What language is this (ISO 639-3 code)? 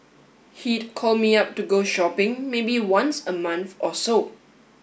eng